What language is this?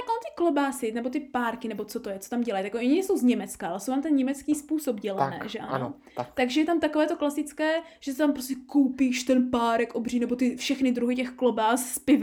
Czech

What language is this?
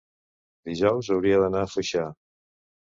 Catalan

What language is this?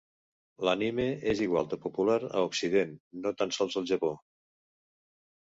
Catalan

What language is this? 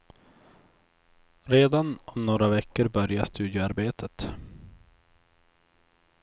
Swedish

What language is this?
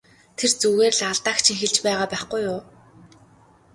Mongolian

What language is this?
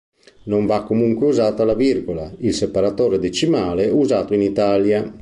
Italian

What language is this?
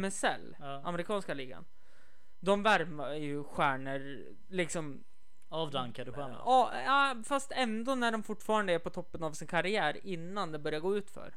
Swedish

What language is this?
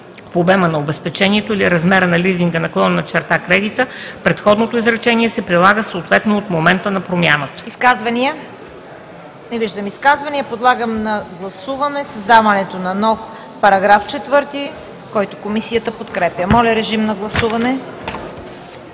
Bulgarian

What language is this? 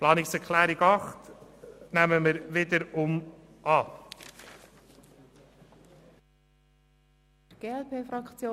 Swiss German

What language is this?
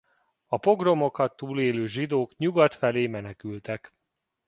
Hungarian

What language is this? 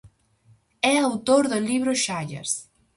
Galician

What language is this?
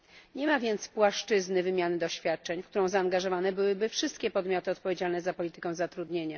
Polish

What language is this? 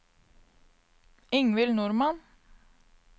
Norwegian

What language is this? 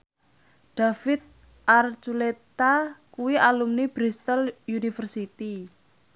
Javanese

